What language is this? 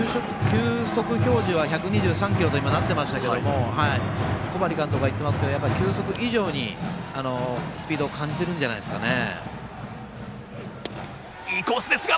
Japanese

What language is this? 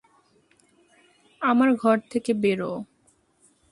Bangla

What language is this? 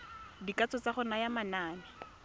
Tswana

